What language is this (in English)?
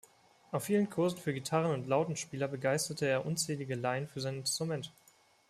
German